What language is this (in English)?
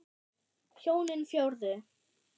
Icelandic